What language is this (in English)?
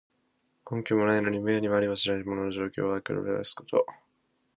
Japanese